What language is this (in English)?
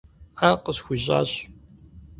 Kabardian